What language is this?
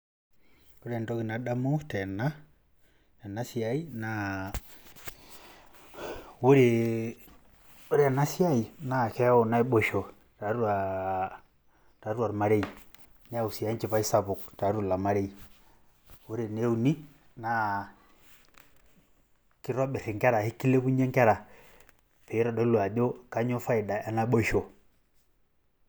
Masai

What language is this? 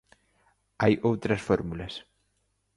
Galician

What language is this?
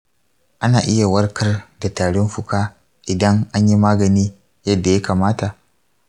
Hausa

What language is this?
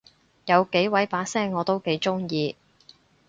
Cantonese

